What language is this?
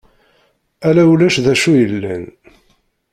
Kabyle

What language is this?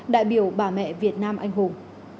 Vietnamese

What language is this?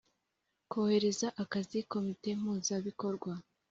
Kinyarwanda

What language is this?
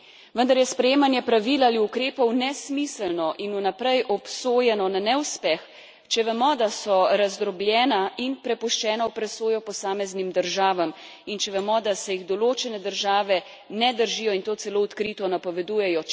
Slovenian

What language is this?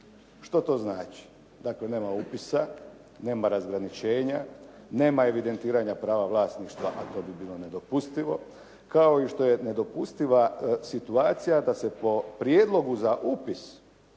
Croatian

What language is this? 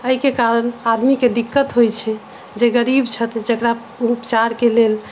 Maithili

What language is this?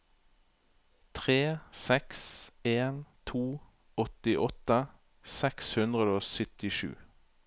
Norwegian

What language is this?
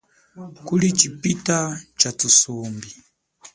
Chokwe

